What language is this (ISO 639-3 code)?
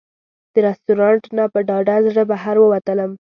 pus